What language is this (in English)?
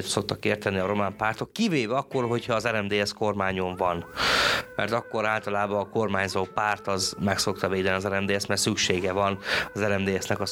Hungarian